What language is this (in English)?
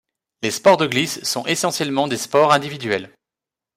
French